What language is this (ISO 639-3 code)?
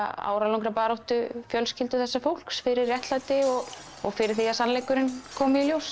isl